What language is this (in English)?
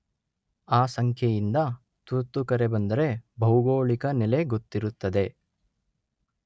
Kannada